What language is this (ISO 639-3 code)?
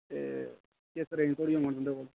doi